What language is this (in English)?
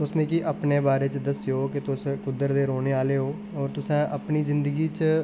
Dogri